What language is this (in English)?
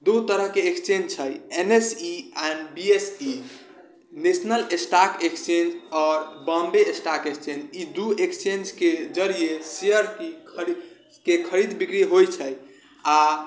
Maithili